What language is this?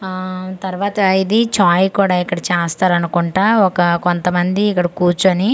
Telugu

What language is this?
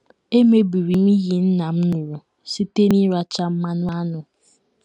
Igbo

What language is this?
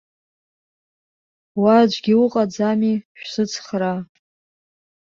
Abkhazian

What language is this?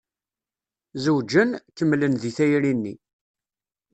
Kabyle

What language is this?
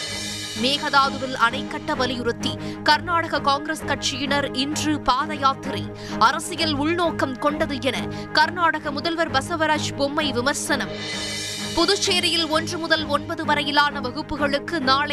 Tamil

